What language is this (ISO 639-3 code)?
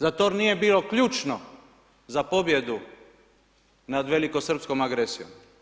hrv